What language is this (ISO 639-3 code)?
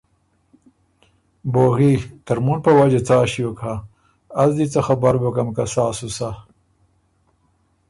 oru